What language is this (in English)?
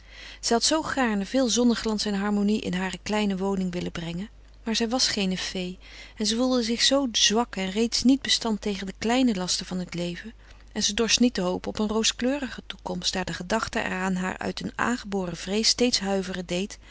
Dutch